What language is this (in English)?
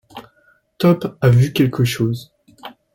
French